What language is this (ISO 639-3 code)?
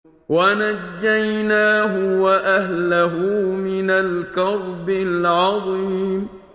ara